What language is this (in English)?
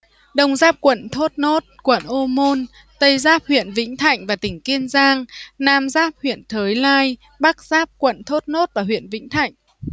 Vietnamese